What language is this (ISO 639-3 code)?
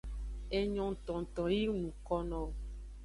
ajg